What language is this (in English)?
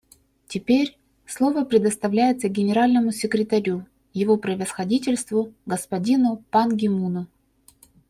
Russian